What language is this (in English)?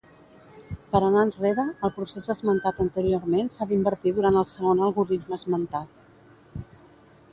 Catalan